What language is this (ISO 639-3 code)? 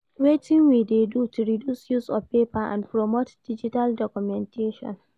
pcm